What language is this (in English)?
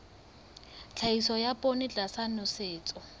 Southern Sotho